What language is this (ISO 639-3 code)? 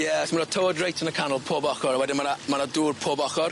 cym